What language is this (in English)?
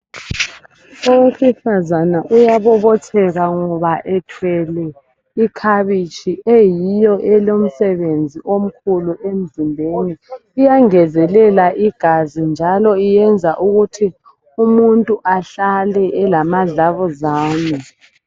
North Ndebele